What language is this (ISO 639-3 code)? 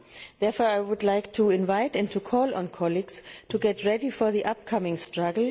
eng